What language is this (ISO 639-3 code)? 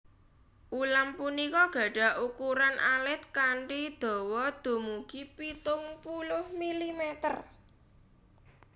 jav